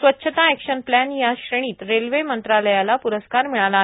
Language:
Marathi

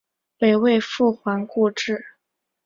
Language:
Chinese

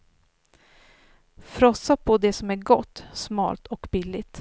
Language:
Swedish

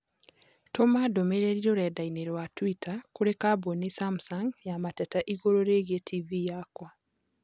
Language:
Kikuyu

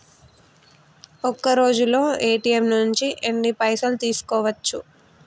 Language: Telugu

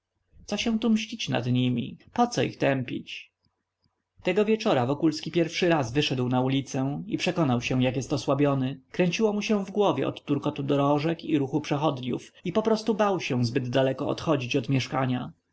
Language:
Polish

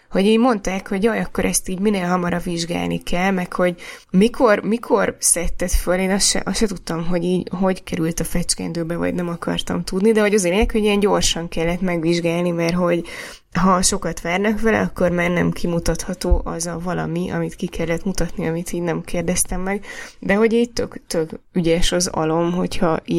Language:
Hungarian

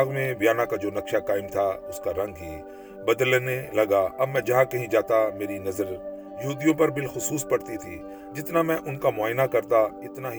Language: Urdu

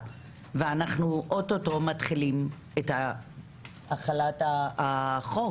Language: Hebrew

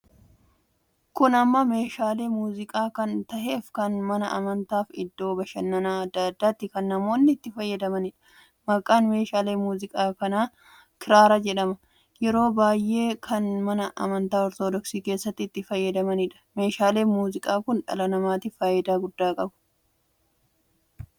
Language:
Oromo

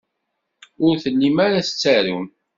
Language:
Kabyle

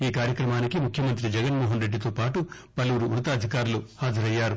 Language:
Telugu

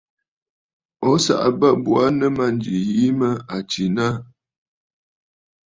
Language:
Bafut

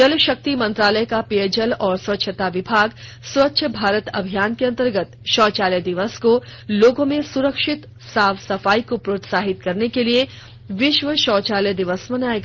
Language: Hindi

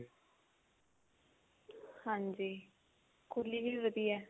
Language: Punjabi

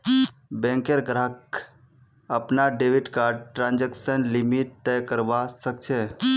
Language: Magahi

